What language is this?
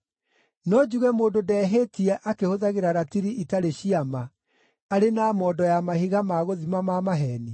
Kikuyu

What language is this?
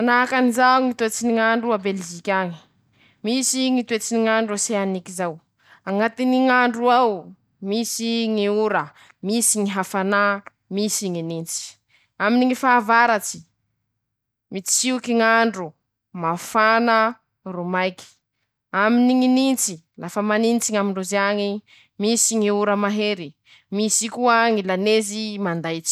Masikoro Malagasy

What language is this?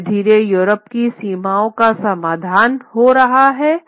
Hindi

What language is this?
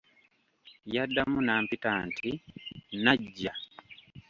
Ganda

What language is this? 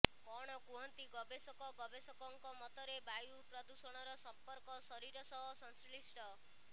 Odia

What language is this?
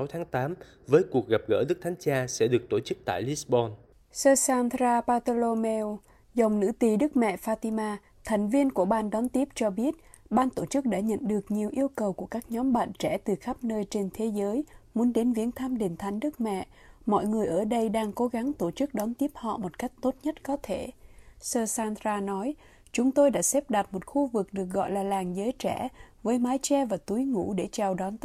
Vietnamese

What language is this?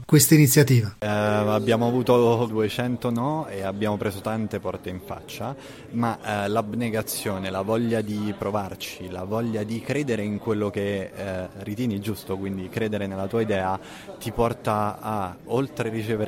Italian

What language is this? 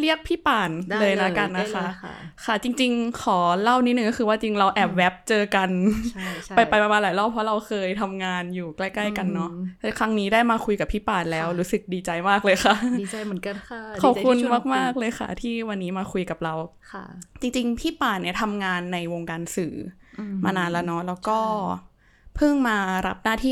Thai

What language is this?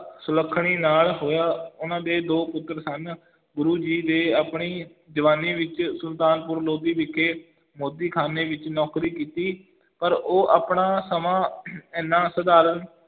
Punjabi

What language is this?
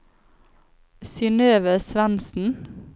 Norwegian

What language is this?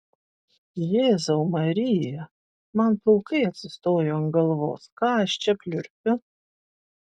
Lithuanian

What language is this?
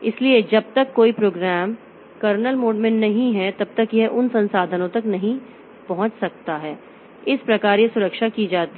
Hindi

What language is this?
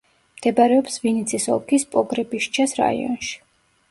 Georgian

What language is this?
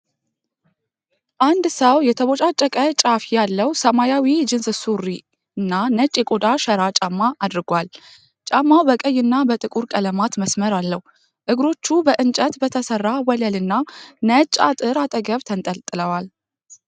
Amharic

